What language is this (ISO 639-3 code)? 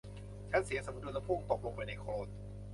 tha